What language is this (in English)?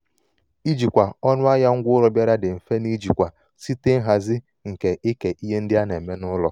Igbo